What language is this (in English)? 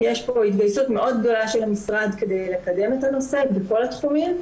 Hebrew